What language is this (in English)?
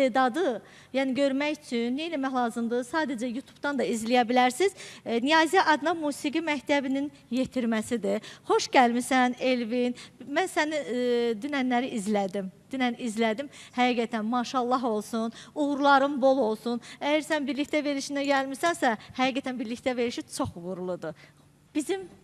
Azerbaijani